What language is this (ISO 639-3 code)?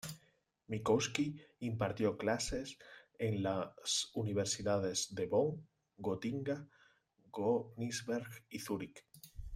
spa